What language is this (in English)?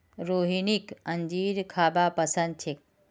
Magahi